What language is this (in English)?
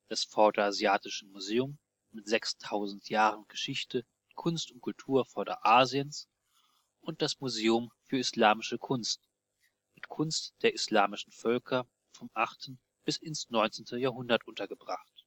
German